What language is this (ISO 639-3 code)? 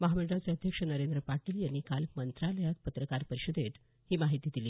mar